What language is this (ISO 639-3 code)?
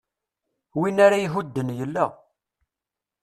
kab